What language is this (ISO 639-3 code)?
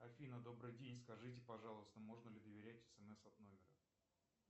rus